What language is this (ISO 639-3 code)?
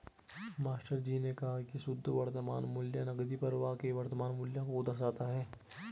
hin